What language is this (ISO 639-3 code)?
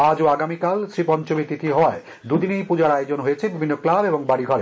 ben